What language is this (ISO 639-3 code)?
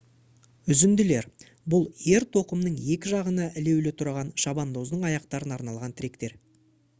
kaz